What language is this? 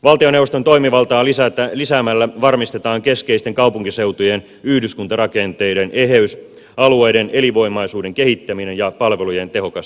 Finnish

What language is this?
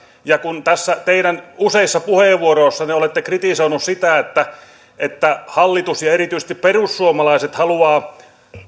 Finnish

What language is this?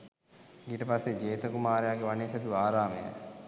Sinhala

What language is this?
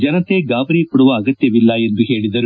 Kannada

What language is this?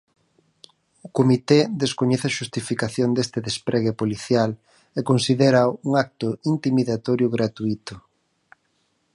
Galician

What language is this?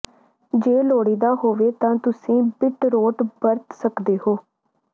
Punjabi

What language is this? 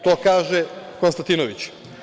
Serbian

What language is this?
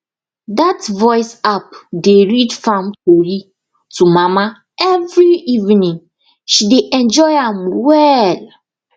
Nigerian Pidgin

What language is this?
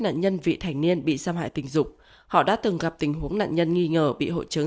Vietnamese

